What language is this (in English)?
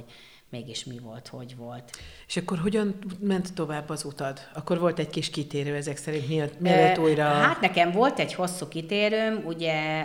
Hungarian